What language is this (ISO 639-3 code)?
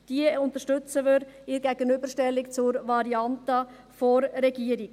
gsw